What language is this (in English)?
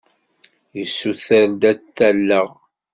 Kabyle